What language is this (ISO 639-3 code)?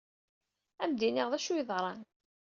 kab